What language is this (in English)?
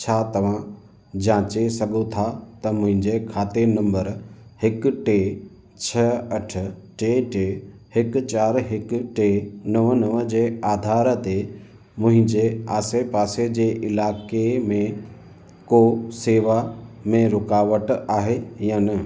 Sindhi